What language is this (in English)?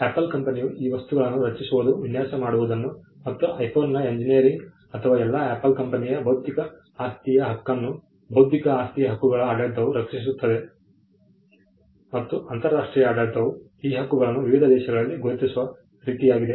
Kannada